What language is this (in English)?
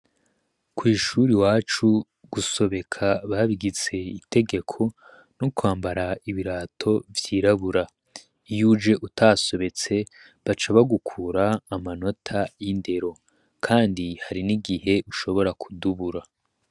Rundi